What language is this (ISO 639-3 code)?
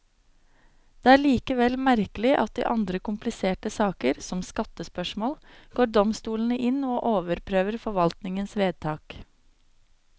nor